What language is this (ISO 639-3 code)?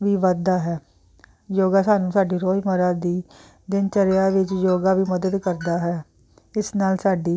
pan